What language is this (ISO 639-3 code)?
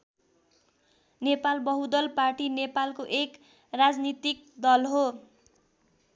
nep